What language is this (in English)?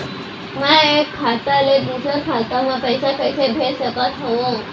Chhattisgarhi